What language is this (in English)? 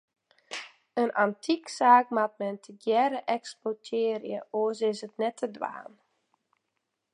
Western Frisian